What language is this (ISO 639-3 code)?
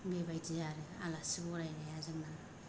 brx